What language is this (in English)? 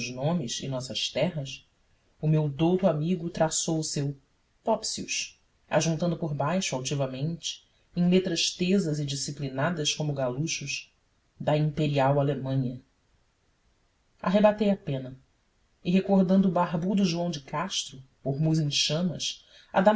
Portuguese